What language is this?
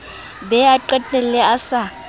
Southern Sotho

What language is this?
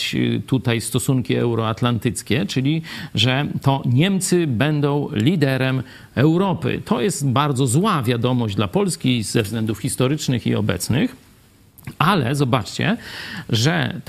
Polish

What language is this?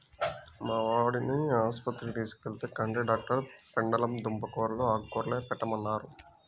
Telugu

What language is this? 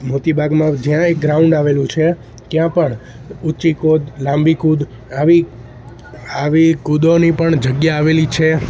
Gujarati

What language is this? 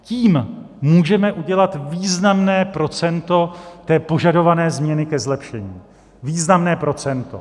Czech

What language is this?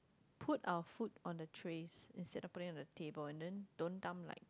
English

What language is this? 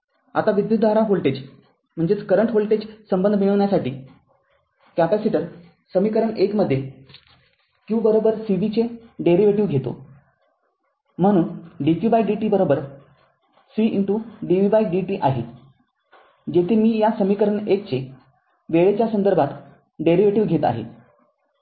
Marathi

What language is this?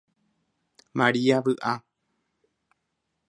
Guarani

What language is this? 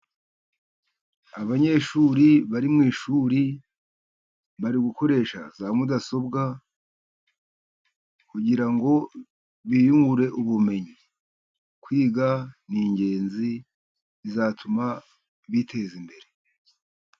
Kinyarwanda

